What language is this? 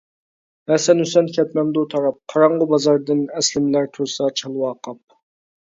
Uyghur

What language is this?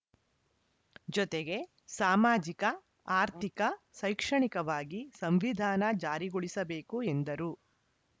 Kannada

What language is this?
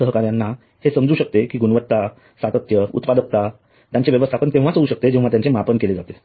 Marathi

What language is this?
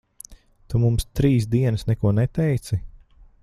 Latvian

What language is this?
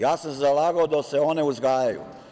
Serbian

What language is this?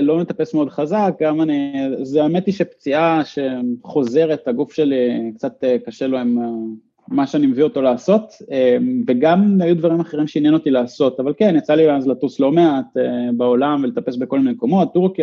Hebrew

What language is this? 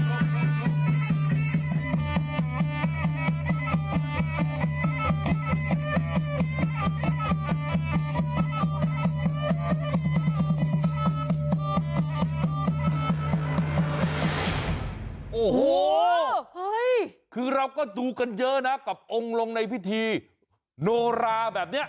Thai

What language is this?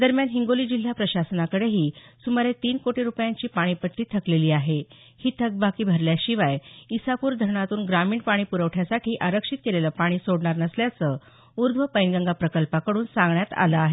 Marathi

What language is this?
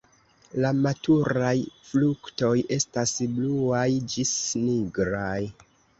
Esperanto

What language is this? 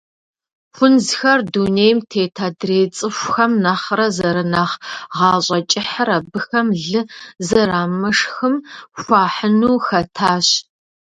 Kabardian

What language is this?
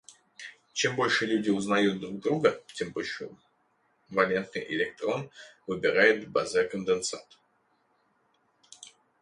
Russian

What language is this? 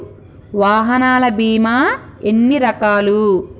Telugu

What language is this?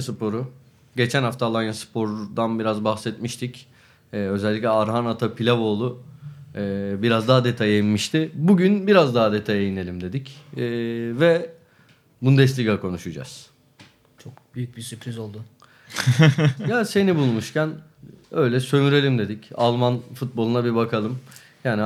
Turkish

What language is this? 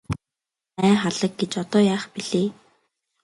Mongolian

